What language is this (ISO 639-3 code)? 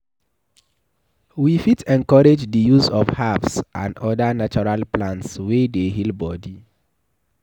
pcm